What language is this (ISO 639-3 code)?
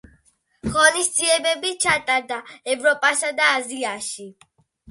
kat